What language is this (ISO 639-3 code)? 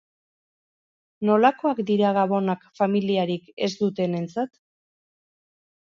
eus